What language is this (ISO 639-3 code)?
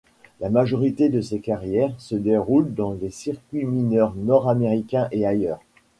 fra